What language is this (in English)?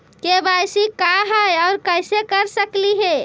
Magahi